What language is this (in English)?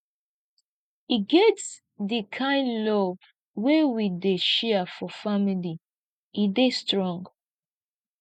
Nigerian Pidgin